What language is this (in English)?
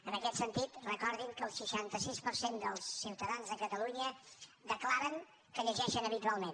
Catalan